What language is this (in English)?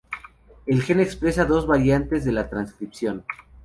Spanish